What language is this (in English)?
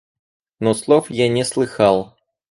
Russian